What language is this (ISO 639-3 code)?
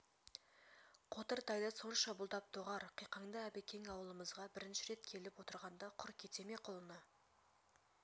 kaz